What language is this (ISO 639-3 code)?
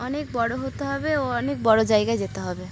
ben